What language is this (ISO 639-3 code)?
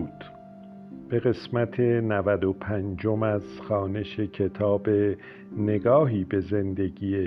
fas